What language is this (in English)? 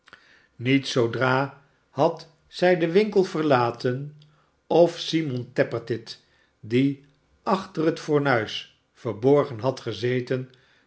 Dutch